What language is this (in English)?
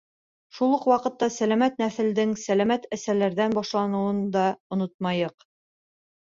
Bashkir